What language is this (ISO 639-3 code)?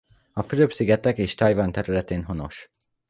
hun